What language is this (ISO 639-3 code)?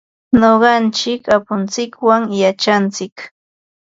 qva